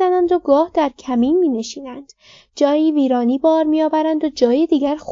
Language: Persian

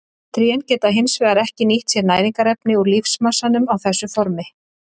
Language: Icelandic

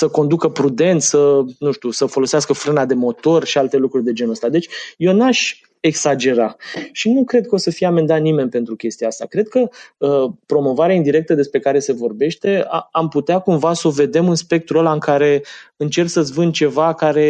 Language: Romanian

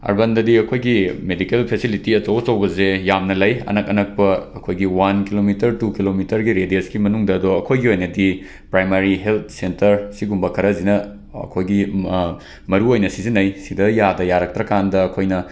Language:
Manipuri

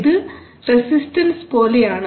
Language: Malayalam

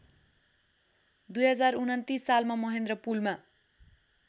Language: Nepali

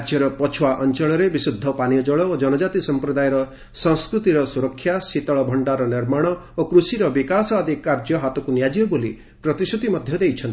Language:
Odia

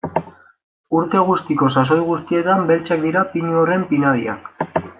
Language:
Basque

